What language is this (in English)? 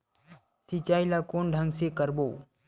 Chhattisgarhi